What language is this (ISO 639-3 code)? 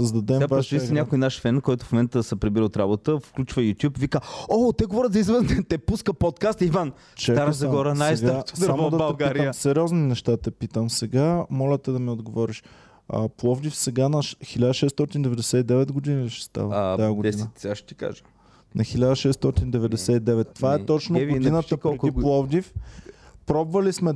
bul